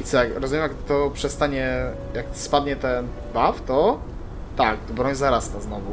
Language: Polish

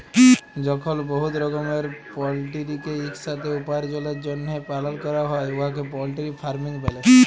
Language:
Bangla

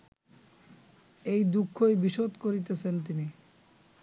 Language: Bangla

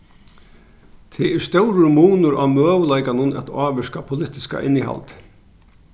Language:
Faroese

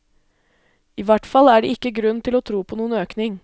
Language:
Norwegian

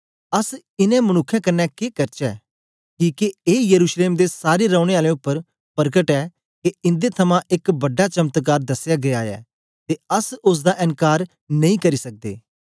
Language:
Dogri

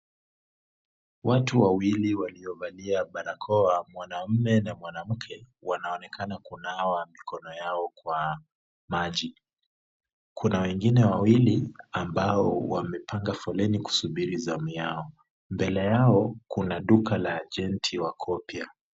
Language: Swahili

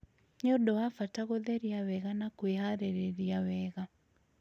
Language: Kikuyu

